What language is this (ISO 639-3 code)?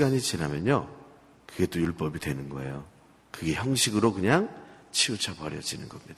kor